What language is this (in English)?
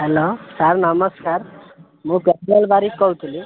Odia